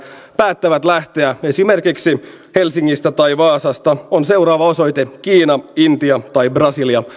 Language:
Finnish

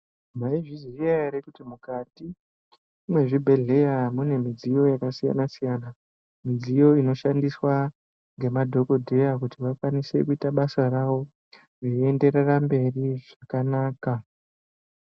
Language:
Ndau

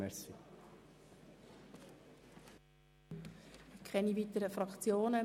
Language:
Swiss German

